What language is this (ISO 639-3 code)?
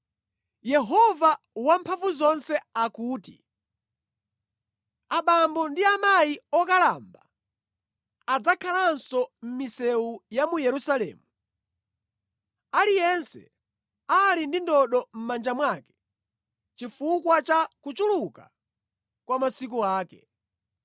nya